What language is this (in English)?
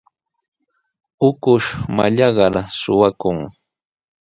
Sihuas Ancash Quechua